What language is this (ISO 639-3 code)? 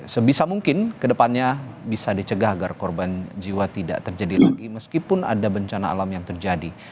ind